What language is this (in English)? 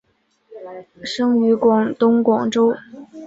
Chinese